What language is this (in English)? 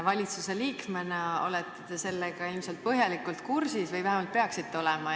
Estonian